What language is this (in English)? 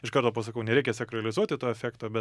Lithuanian